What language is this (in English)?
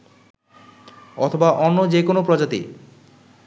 Bangla